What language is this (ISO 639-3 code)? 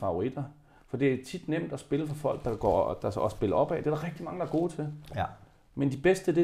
dan